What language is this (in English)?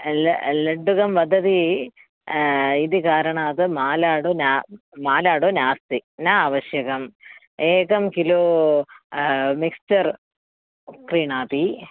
Sanskrit